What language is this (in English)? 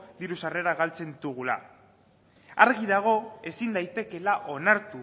Basque